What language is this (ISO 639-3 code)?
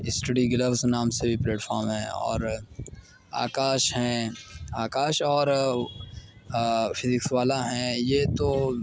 urd